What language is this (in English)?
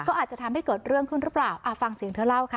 Thai